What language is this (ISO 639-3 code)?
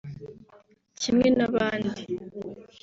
kin